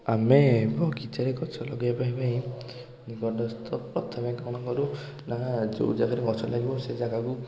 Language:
Odia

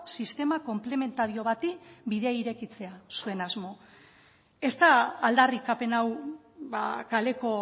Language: Basque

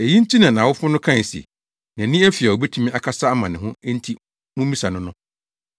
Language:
Akan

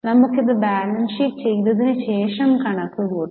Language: Malayalam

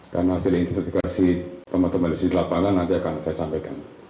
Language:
Indonesian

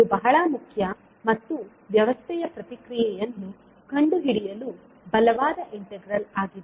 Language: Kannada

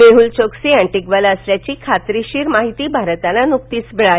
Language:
Marathi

